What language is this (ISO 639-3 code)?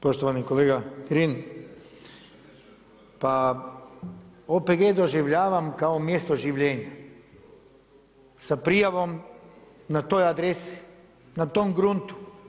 hrv